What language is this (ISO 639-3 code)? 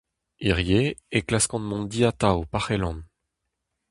bre